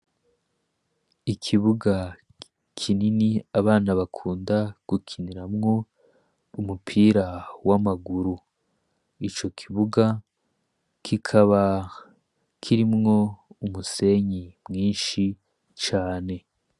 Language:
Rundi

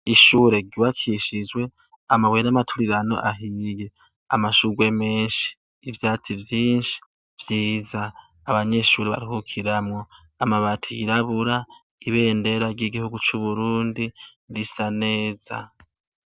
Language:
Rundi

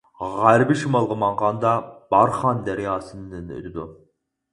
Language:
Uyghur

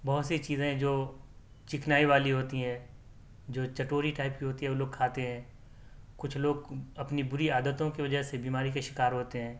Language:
Urdu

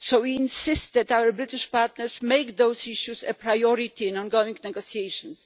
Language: English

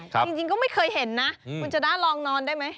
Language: Thai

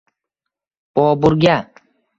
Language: Uzbek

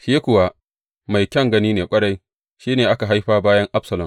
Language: Hausa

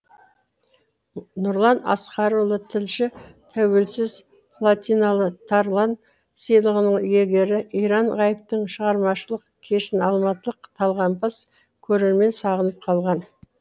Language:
Kazakh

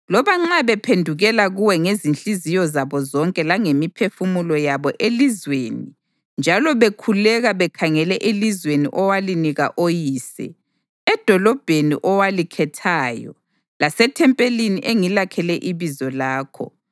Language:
North Ndebele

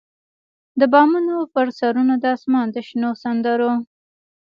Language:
Pashto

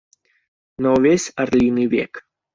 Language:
Belarusian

